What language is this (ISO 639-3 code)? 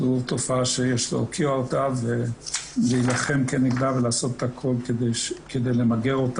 heb